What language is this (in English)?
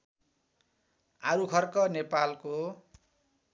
Nepali